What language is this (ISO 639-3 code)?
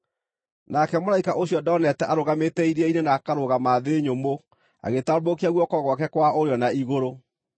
kik